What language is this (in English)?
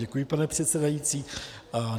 Czech